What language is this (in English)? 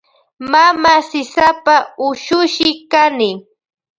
Loja Highland Quichua